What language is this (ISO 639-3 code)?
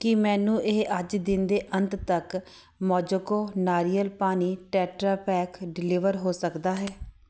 pan